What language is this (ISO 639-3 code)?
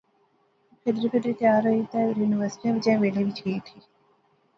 phr